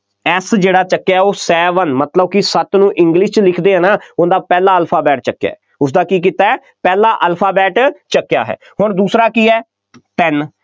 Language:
Punjabi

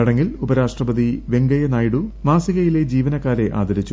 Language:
Malayalam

